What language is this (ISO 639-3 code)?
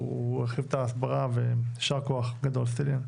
heb